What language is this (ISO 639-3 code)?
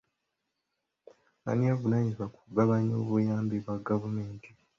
lug